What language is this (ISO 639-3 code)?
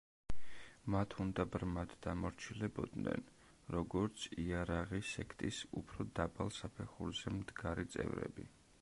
kat